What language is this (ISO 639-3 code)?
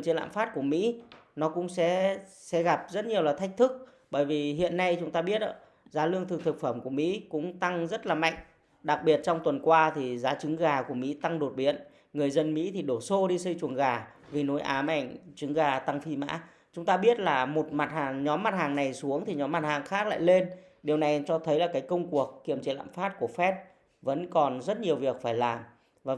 vie